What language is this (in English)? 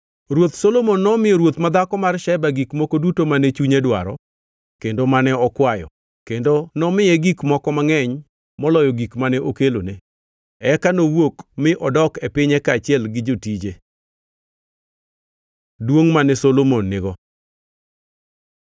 Luo (Kenya and Tanzania)